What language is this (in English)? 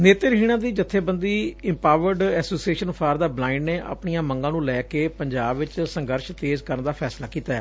Punjabi